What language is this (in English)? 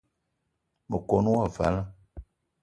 Eton (Cameroon)